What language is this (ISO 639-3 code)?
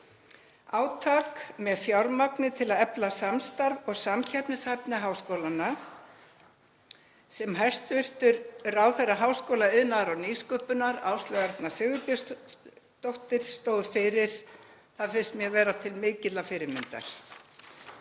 isl